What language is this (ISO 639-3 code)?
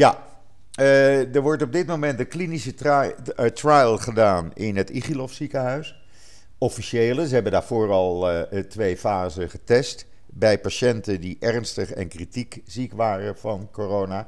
nld